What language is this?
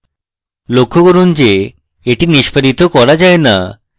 Bangla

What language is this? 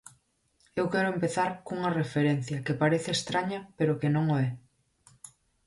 Galician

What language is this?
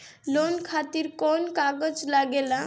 Bhojpuri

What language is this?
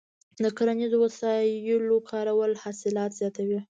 Pashto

